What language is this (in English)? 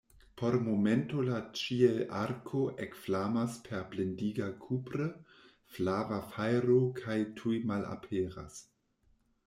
Esperanto